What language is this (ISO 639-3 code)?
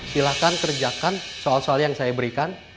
ind